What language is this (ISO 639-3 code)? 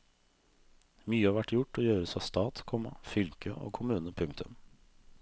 nor